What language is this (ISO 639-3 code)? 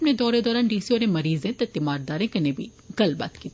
doi